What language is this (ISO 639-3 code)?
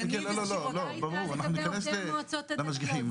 heb